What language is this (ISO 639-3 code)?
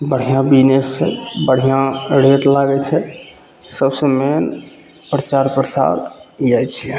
mai